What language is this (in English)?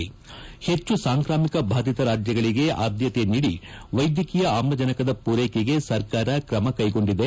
Kannada